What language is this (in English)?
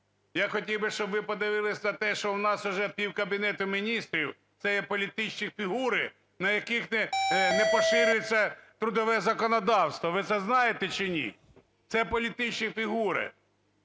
Ukrainian